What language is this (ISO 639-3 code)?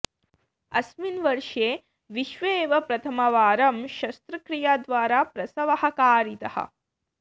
san